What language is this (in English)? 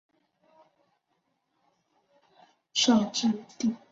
Chinese